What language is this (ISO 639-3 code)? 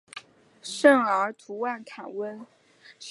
zho